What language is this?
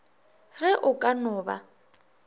Northern Sotho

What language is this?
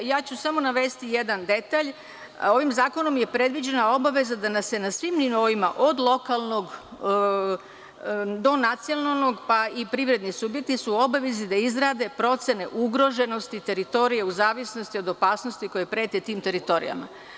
Serbian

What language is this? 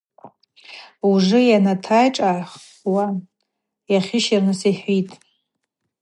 Abaza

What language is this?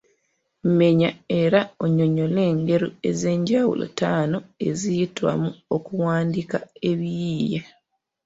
Ganda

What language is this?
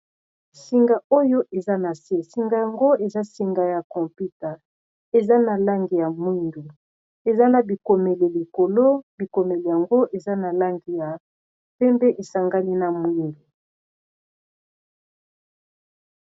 Lingala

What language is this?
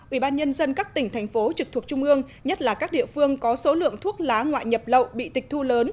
Vietnamese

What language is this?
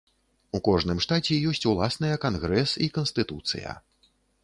Belarusian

